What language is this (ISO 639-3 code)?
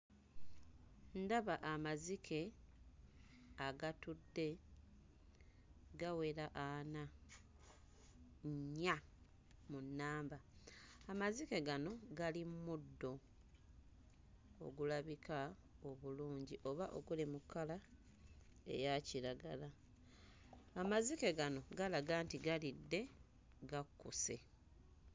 lug